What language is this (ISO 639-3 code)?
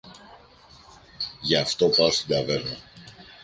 ell